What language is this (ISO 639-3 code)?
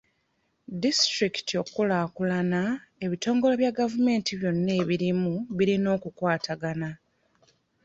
lug